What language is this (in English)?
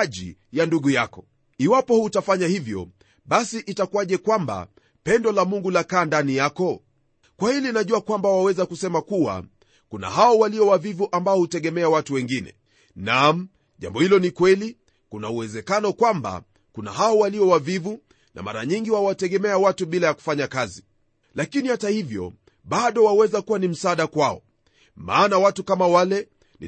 Swahili